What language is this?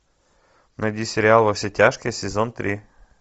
Russian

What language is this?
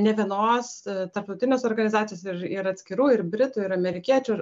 Lithuanian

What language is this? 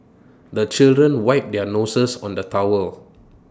English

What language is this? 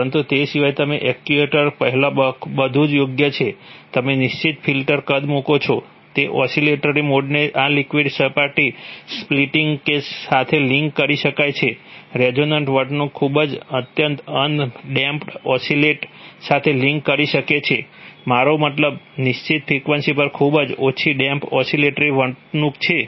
Gujarati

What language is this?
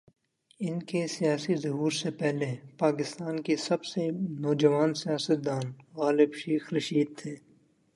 Urdu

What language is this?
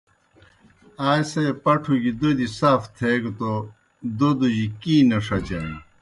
Kohistani Shina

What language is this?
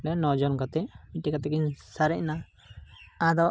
Santali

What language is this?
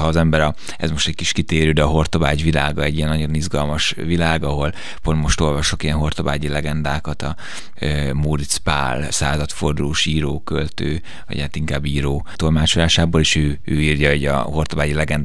Hungarian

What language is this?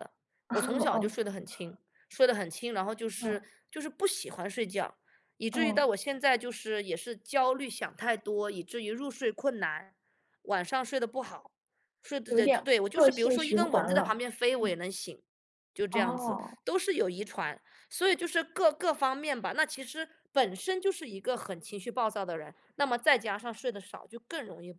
Chinese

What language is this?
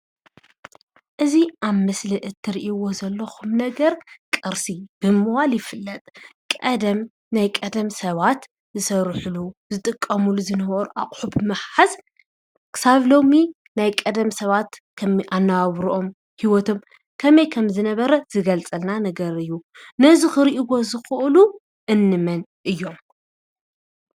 Tigrinya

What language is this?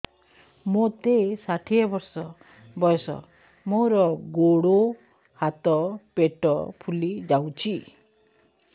Odia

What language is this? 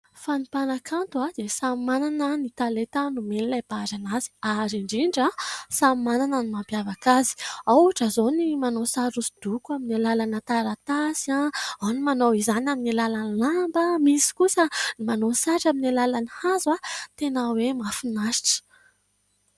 Malagasy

